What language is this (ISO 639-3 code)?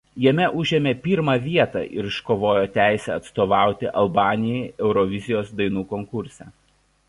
lit